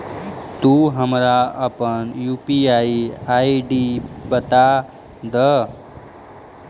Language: Magahi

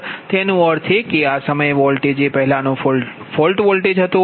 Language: Gujarati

